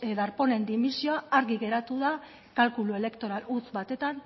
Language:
Basque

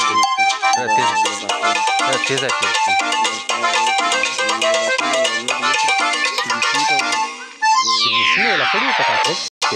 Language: Arabic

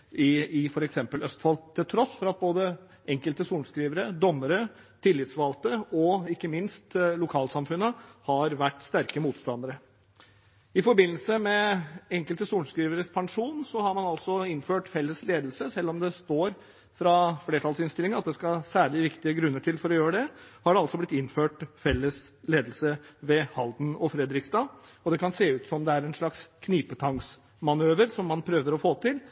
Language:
Norwegian Bokmål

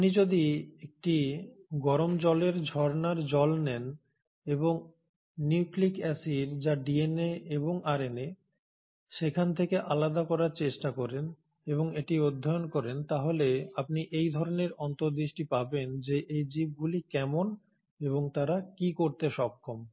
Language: Bangla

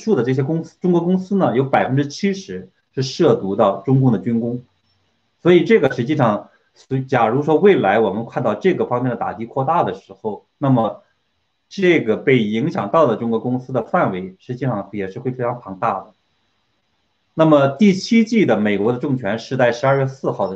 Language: Chinese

